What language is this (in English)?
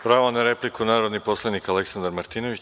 Serbian